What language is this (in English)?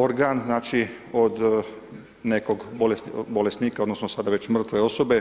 Croatian